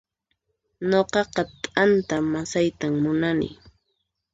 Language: Puno Quechua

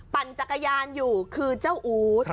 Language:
Thai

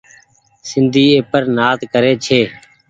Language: Goaria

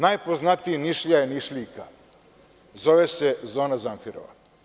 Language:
Serbian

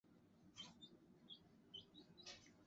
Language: Bangla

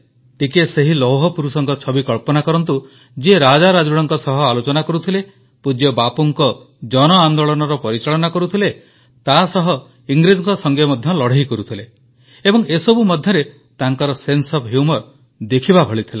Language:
Odia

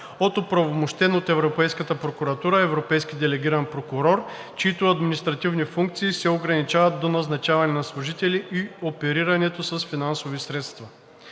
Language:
Bulgarian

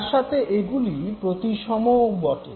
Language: Bangla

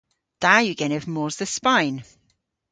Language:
Cornish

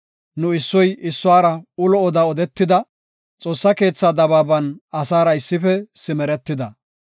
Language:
Gofa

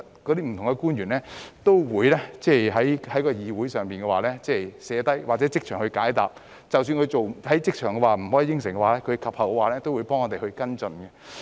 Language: Cantonese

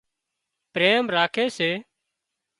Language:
Wadiyara Koli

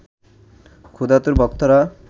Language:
Bangla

